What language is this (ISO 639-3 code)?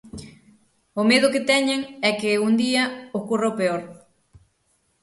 glg